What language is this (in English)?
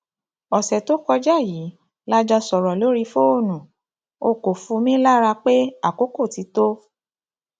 Yoruba